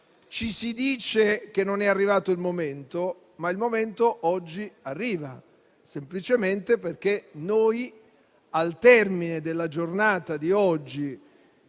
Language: Italian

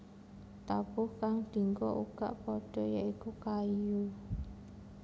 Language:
Javanese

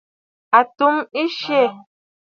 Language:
Bafut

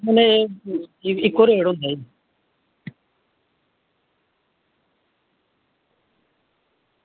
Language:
Dogri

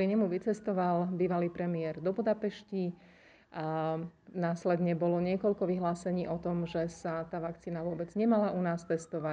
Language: Slovak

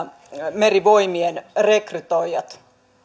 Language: Finnish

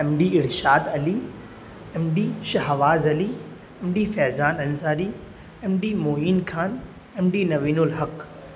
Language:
Urdu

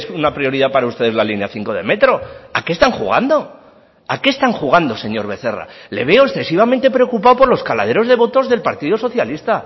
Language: Spanish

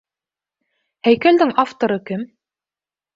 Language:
Bashkir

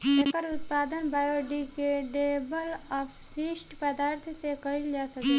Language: Bhojpuri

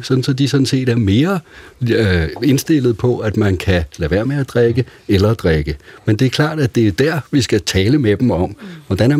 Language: Danish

